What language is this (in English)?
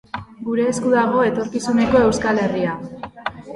Basque